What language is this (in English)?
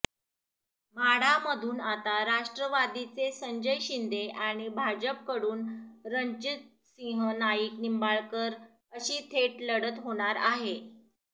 Marathi